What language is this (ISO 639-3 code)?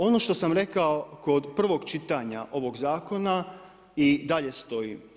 hrv